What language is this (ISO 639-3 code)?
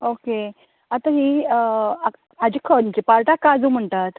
kok